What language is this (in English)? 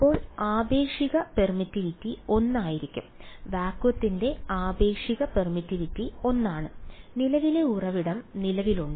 Malayalam